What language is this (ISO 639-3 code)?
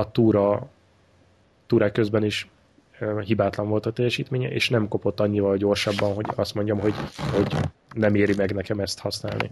hun